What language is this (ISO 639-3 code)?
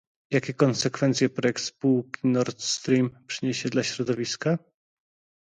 pol